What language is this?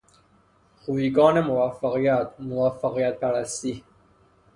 Persian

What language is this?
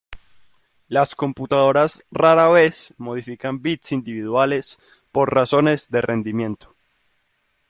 Spanish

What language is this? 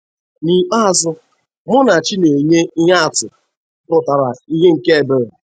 Igbo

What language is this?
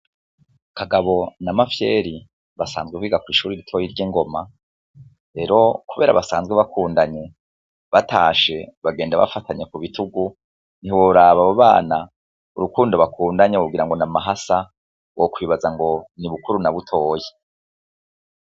Rundi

